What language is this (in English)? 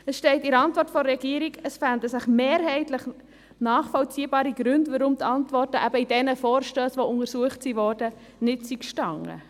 Swiss German